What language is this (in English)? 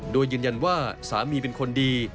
Thai